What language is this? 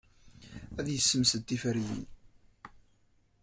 Kabyle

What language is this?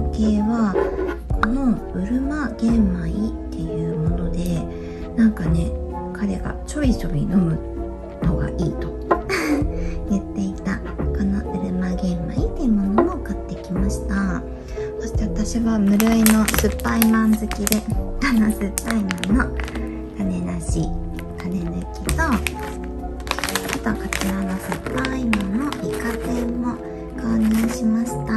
Japanese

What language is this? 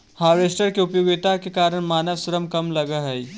Magahi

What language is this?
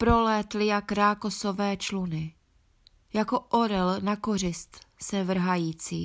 Czech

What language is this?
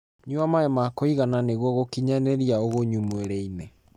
Kikuyu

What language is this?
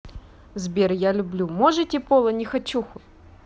Russian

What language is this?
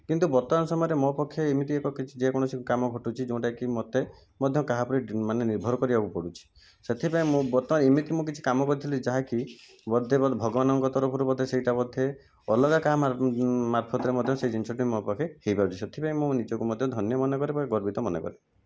Odia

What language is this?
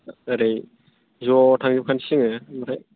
Bodo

